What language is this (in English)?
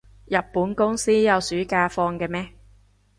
Cantonese